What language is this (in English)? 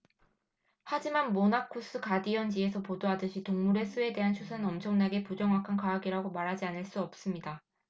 Korean